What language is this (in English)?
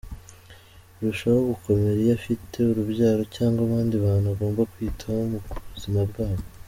Kinyarwanda